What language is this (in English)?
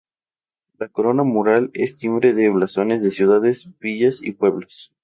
Spanish